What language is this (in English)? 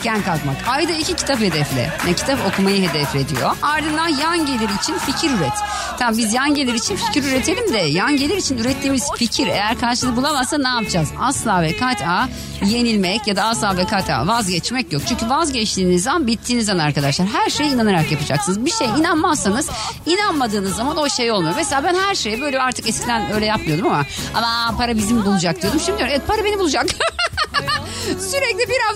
Turkish